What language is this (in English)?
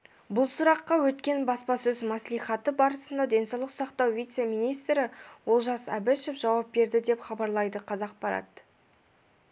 Kazakh